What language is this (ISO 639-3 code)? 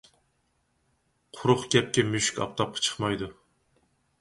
uig